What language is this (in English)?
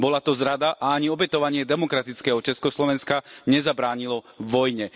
Slovak